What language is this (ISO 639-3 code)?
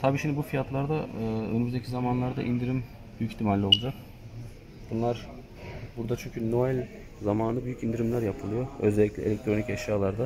tur